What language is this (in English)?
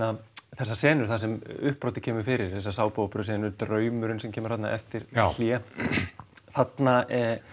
Icelandic